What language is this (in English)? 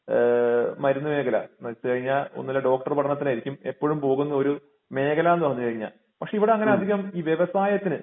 Malayalam